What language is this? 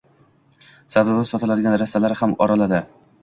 Uzbek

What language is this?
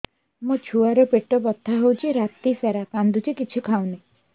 Odia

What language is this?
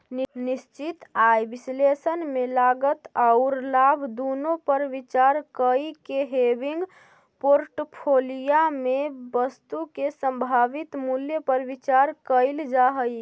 Magahi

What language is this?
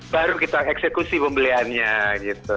Indonesian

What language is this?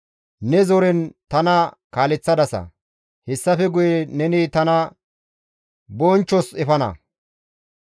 Gamo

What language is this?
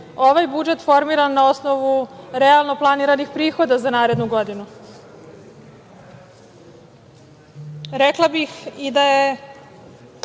Serbian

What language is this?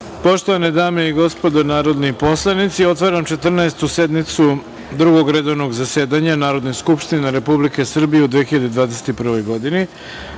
Serbian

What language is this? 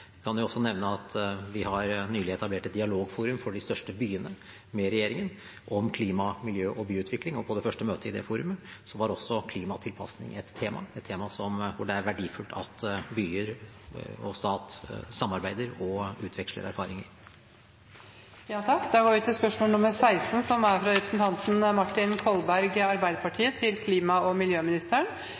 Norwegian Bokmål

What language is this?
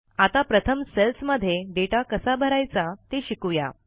Marathi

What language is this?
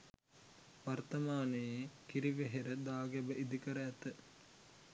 Sinhala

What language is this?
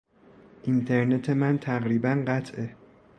Persian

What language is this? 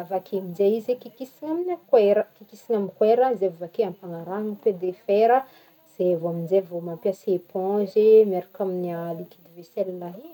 Northern Betsimisaraka Malagasy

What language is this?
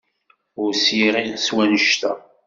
Kabyle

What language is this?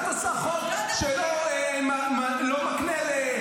Hebrew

